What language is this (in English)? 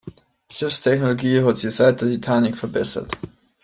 German